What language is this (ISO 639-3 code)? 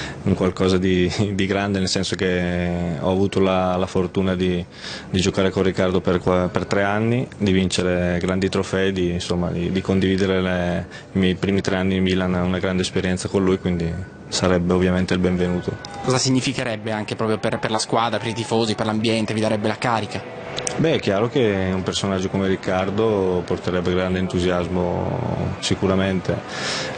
ita